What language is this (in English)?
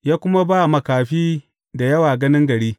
Hausa